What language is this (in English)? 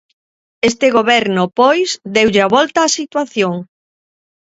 Galician